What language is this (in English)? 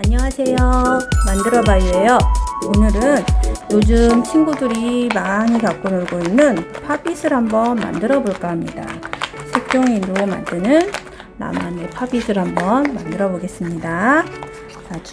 Korean